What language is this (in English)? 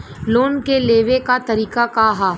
Bhojpuri